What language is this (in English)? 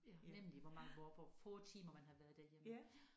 Danish